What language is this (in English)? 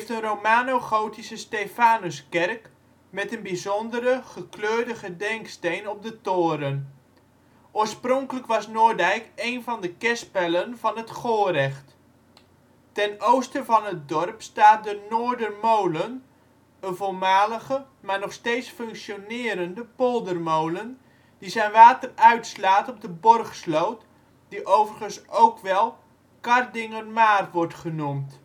Dutch